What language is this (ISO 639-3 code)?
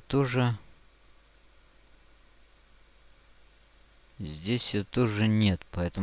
rus